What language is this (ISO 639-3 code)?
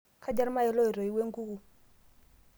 mas